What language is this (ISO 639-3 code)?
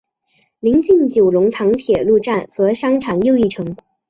zho